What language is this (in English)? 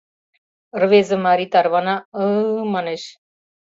Mari